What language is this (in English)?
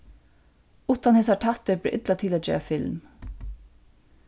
Faroese